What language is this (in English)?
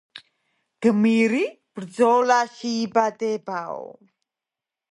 Georgian